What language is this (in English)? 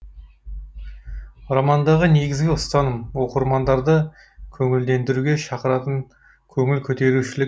Kazakh